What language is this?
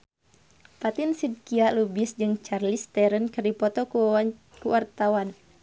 Sundanese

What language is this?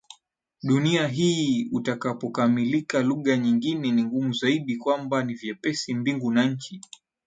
Swahili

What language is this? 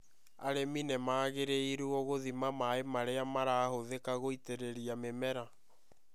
Kikuyu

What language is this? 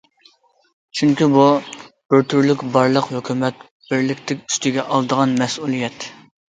Uyghur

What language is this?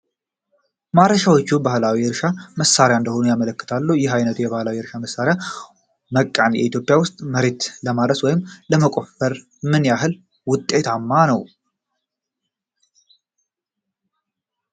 Amharic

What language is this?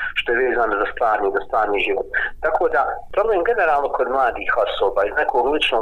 Croatian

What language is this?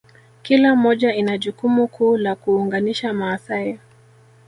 Swahili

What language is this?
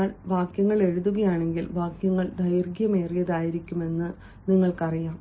Malayalam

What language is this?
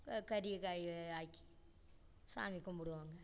Tamil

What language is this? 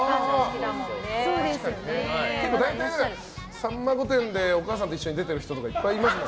Japanese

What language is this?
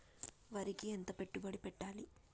Telugu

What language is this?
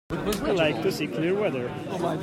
English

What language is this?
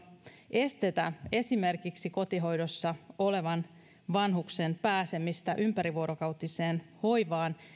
Finnish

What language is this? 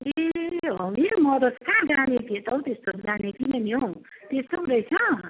Nepali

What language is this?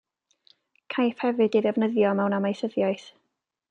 Welsh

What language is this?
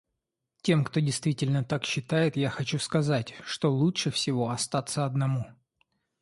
Russian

